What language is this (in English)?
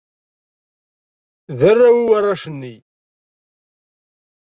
Kabyle